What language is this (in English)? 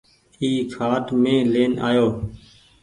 Goaria